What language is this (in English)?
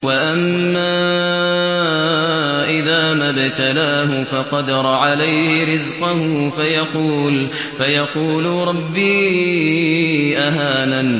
Arabic